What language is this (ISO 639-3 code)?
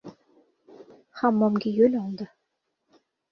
uzb